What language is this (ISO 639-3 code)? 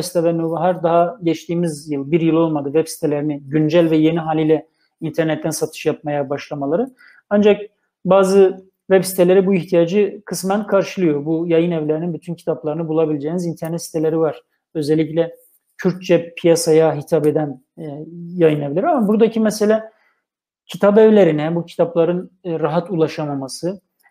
tur